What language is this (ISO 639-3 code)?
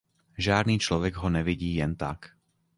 ces